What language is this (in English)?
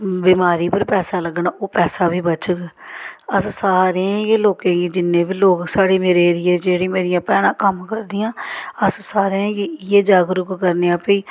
Dogri